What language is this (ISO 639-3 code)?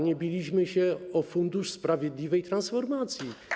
pol